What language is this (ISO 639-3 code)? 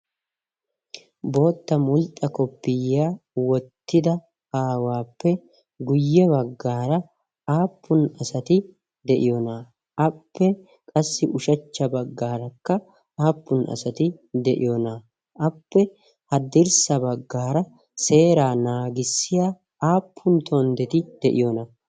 wal